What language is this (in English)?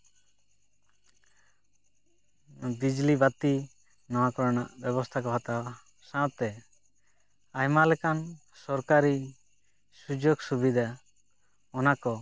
Santali